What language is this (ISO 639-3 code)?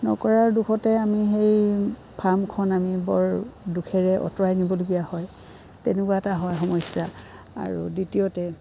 asm